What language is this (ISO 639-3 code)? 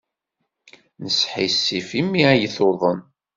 kab